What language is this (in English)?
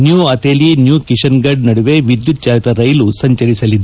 Kannada